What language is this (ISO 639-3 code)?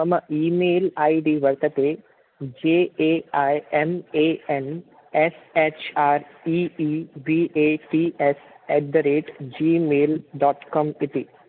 san